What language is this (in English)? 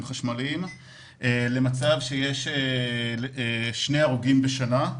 Hebrew